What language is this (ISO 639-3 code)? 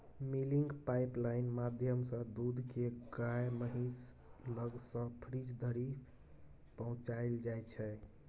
mai